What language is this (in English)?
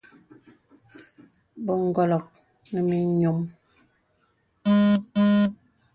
Bebele